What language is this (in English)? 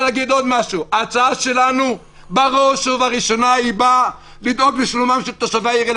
Hebrew